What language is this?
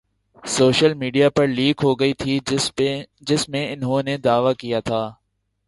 Urdu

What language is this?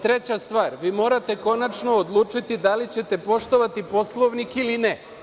Serbian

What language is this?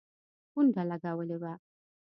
Pashto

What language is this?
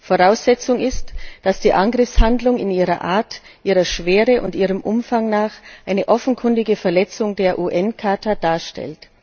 German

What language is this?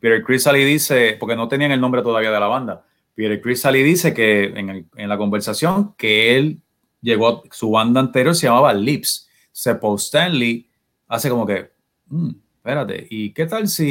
Spanish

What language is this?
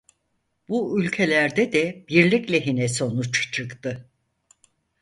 Turkish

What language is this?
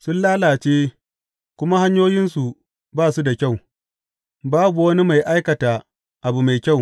Hausa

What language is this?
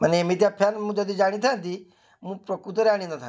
Odia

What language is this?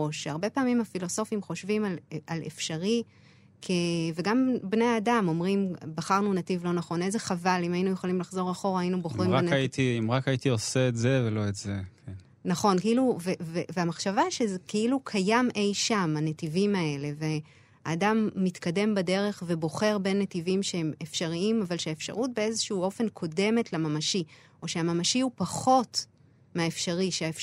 Hebrew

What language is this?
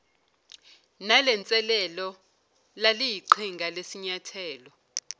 Zulu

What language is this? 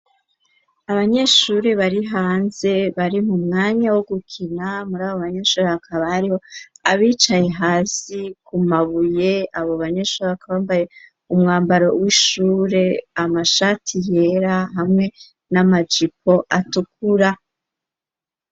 Rundi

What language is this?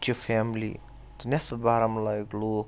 Kashmiri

